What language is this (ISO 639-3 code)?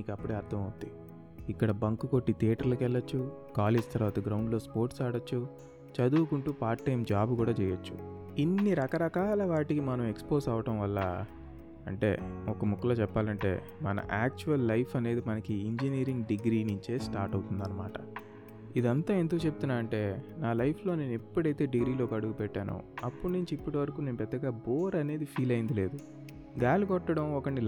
tel